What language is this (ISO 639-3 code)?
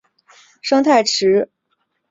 zho